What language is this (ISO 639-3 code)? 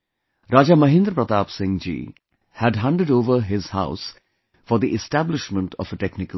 eng